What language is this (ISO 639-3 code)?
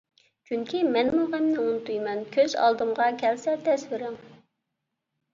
uig